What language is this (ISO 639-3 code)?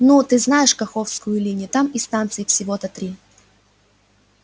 rus